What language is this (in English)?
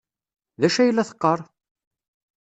Kabyle